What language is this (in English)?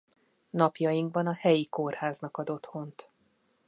Hungarian